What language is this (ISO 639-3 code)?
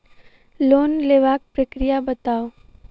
mai